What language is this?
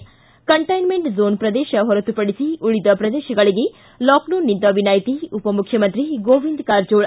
Kannada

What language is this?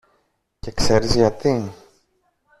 Greek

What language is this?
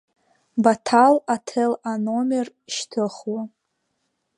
Abkhazian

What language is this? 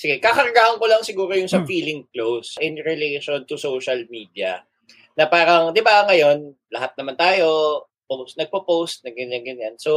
Filipino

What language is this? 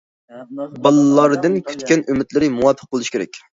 Uyghur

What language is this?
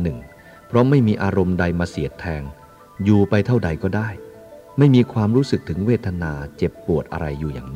Thai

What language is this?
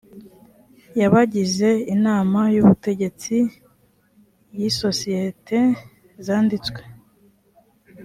Kinyarwanda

